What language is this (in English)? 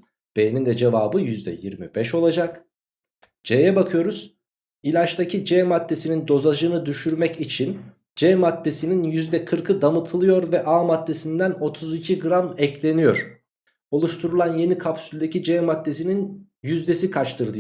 Turkish